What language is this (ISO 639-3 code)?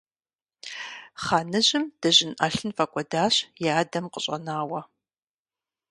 kbd